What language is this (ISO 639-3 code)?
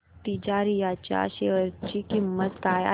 mar